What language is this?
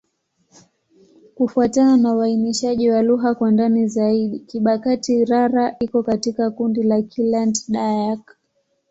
Swahili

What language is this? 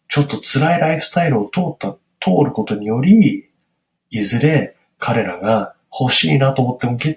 Japanese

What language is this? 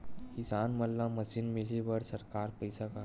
Chhattisgarhi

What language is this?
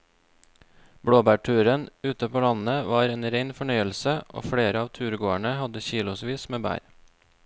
Norwegian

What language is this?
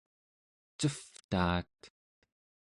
Central Yupik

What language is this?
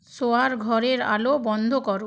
Bangla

